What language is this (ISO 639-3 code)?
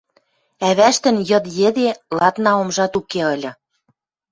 mrj